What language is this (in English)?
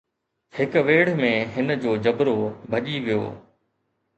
Sindhi